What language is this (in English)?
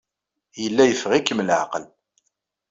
Kabyle